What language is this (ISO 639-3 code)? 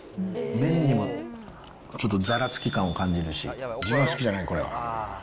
jpn